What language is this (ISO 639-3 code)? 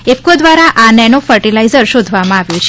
guj